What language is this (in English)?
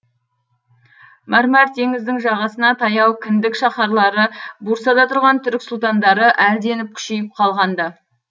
Kazakh